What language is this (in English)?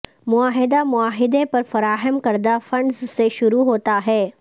Urdu